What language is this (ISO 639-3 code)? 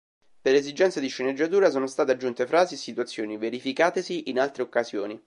ita